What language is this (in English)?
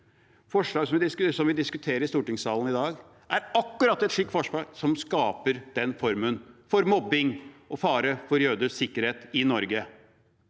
Norwegian